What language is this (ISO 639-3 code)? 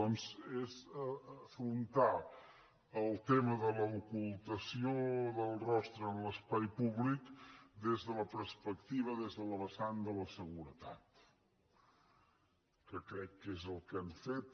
cat